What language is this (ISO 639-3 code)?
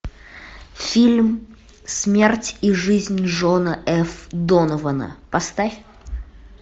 rus